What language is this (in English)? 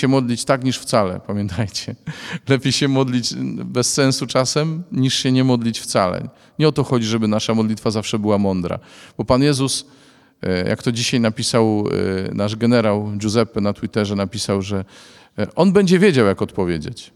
Polish